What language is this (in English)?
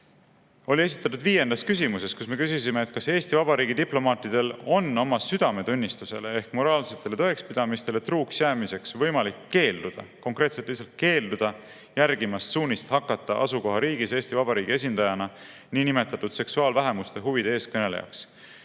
Estonian